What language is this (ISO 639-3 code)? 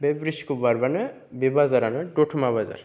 brx